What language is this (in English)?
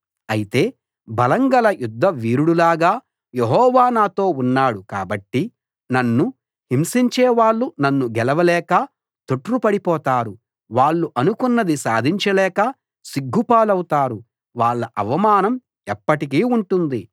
Telugu